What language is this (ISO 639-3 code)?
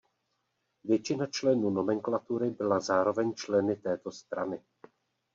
ces